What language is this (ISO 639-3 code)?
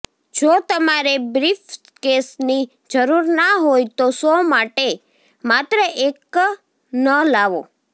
guj